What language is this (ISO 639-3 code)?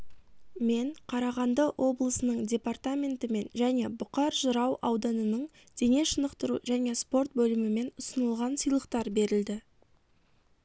kaz